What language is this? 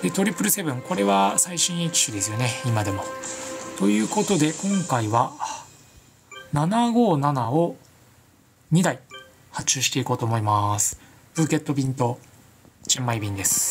Japanese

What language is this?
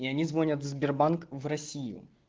Russian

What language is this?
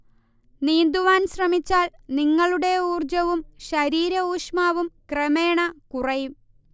Malayalam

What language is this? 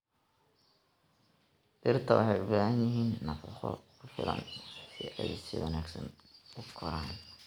Somali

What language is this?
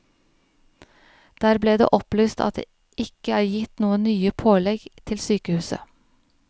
Norwegian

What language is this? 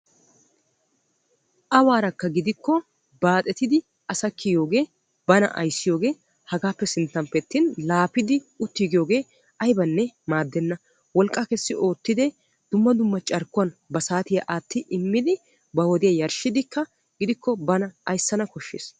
Wolaytta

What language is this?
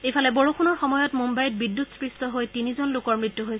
Assamese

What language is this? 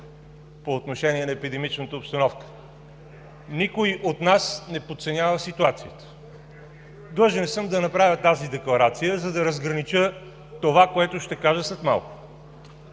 Bulgarian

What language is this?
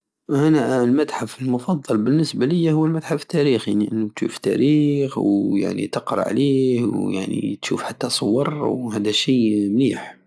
Algerian Saharan Arabic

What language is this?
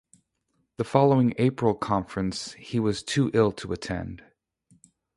English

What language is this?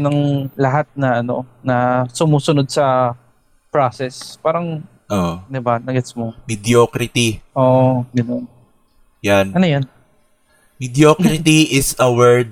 Filipino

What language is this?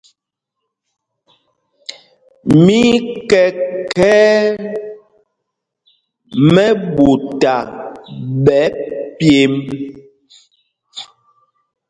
Mpumpong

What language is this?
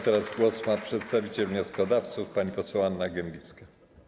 Polish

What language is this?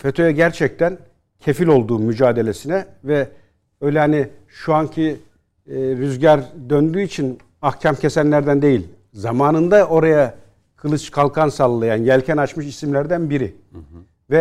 Turkish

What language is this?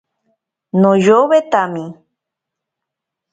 Ashéninka Perené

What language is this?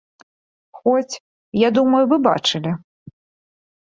Belarusian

